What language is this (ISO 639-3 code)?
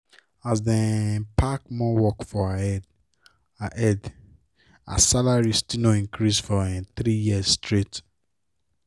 pcm